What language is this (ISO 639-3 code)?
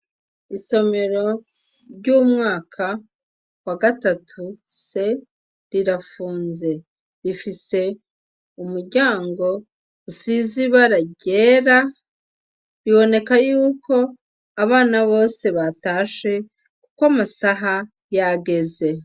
run